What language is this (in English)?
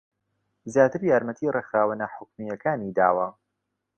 Central Kurdish